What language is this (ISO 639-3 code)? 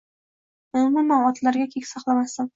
uzb